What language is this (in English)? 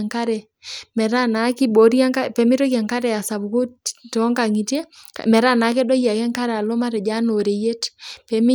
Masai